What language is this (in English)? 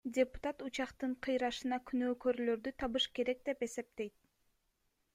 Kyrgyz